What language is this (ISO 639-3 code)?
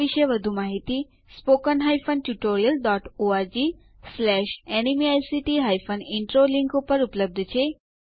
guj